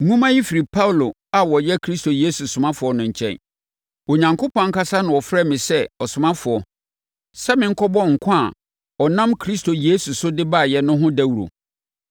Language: Akan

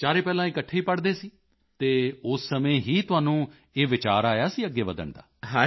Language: Punjabi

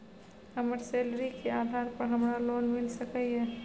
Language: Maithili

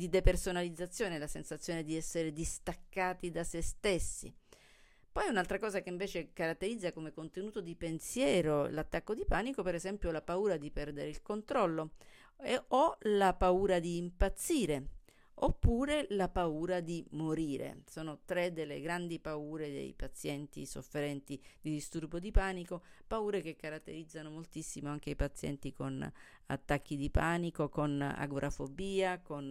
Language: Italian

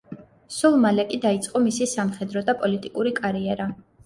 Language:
Georgian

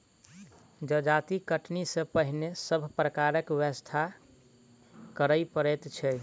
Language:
Maithili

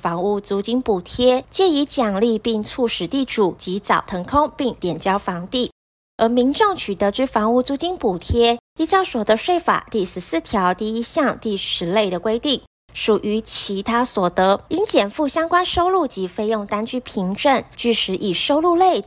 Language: Chinese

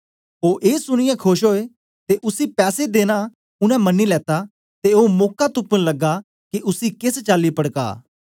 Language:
Dogri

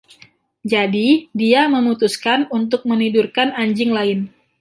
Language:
Indonesian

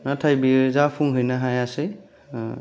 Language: Bodo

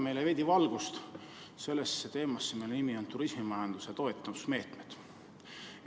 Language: Estonian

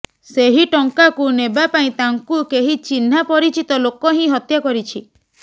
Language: Odia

